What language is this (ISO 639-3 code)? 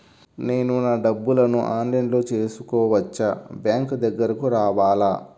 tel